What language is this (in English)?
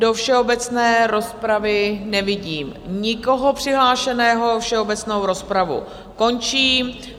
Czech